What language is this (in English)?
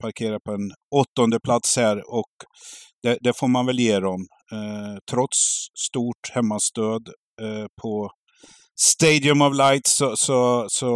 Swedish